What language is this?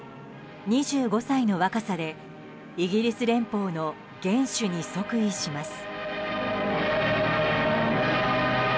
Japanese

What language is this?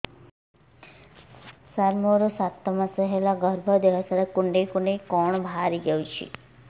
Odia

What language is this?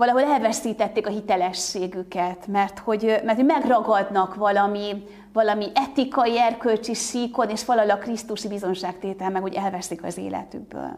Hungarian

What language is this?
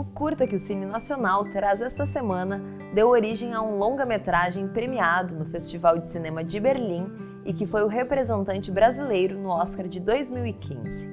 Portuguese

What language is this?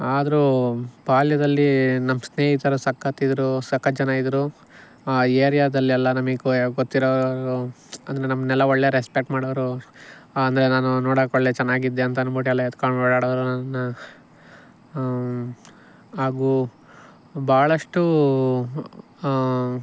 Kannada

